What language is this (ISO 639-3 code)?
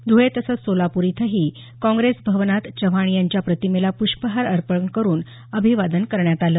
mar